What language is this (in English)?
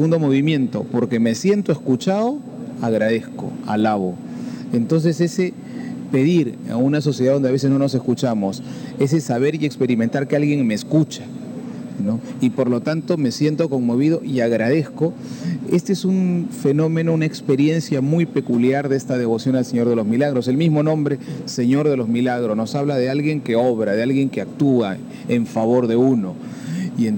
Spanish